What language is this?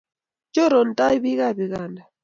Kalenjin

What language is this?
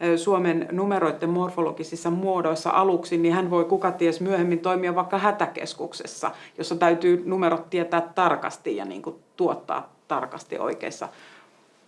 Finnish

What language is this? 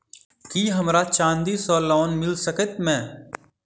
Maithili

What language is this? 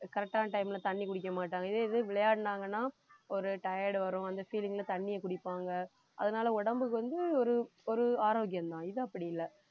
Tamil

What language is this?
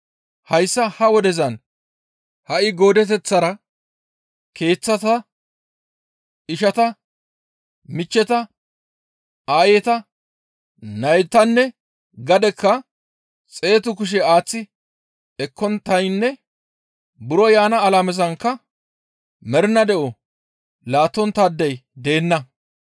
Gamo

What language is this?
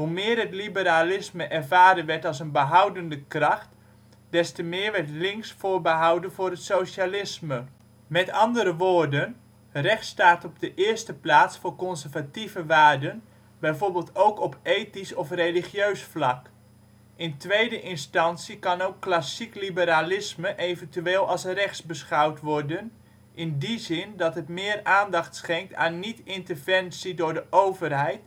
Dutch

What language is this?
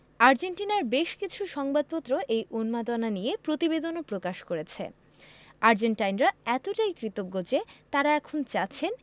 Bangla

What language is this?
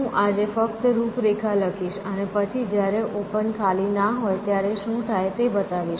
Gujarati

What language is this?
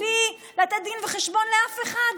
Hebrew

